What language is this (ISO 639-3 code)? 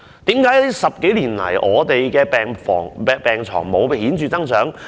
yue